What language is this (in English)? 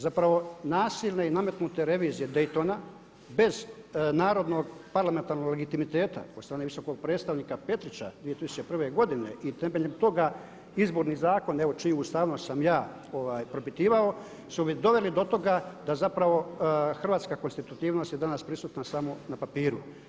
Croatian